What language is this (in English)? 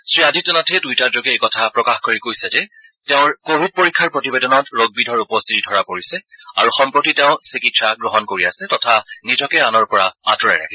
Assamese